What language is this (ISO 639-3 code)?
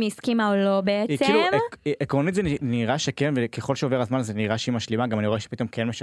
heb